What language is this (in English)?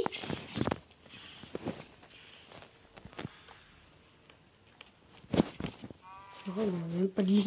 French